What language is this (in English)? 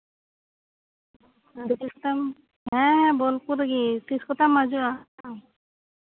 Santali